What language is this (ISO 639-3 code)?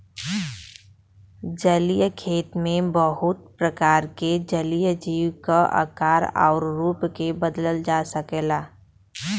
bho